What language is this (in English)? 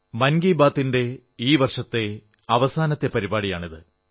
Malayalam